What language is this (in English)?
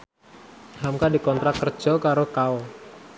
Javanese